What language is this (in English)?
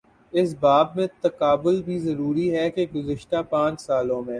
Urdu